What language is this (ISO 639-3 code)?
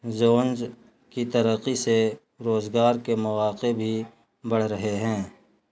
urd